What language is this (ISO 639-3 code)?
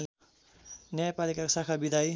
nep